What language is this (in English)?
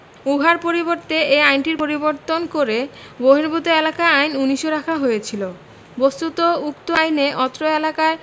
Bangla